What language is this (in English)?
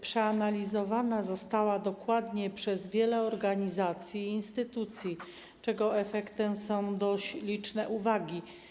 Polish